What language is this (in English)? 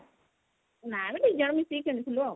Odia